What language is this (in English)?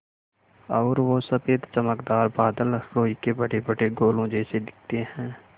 Hindi